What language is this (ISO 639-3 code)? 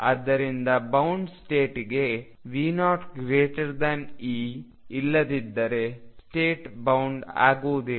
kan